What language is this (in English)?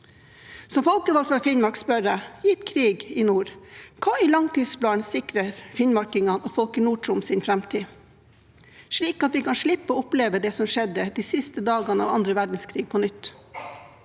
Norwegian